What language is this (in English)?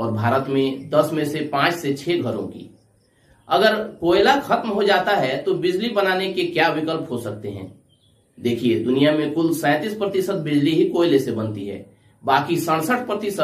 Hindi